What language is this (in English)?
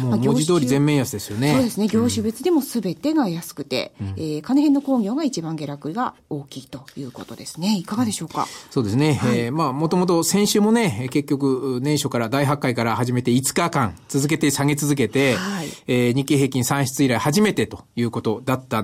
Japanese